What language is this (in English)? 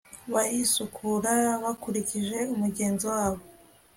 Kinyarwanda